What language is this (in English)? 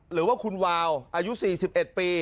Thai